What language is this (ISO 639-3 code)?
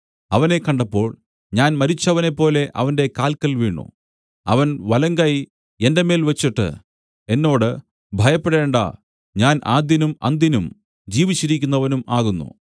mal